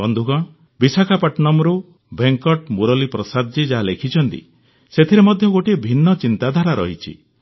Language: Odia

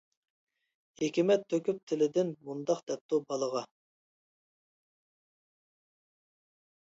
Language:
Uyghur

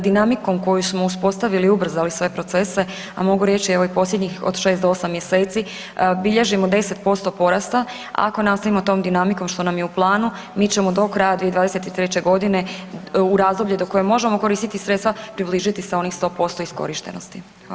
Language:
Croatian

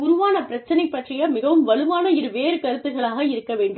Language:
Tamil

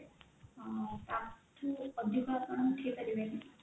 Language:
Odia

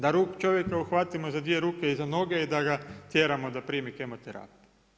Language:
Croatian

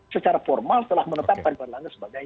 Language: Indonesian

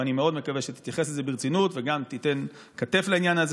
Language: Hebrew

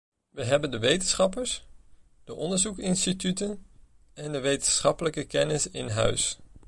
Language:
Dutch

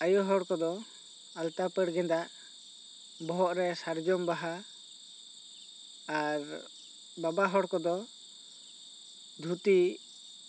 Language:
Santali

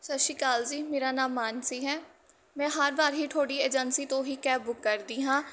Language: Punjabi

